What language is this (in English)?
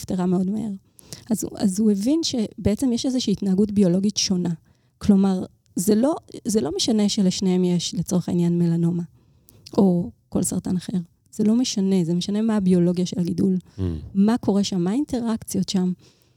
Hebrew